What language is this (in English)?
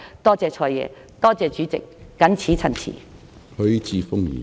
Cantonese